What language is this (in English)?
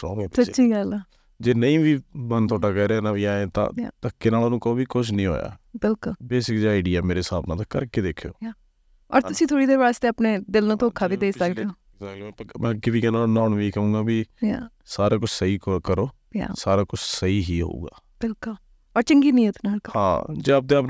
Punjabi